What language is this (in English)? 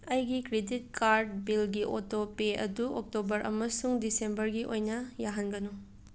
Manipuri